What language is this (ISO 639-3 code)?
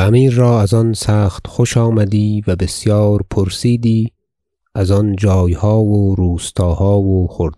fas